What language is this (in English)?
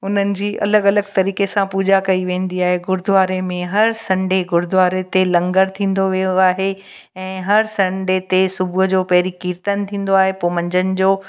Sindhi